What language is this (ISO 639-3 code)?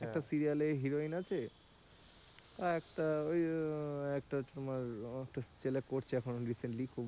ben